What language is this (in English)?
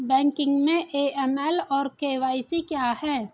Hindi